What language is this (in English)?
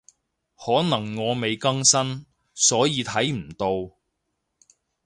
Cantonese